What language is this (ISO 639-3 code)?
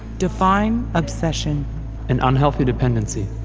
eng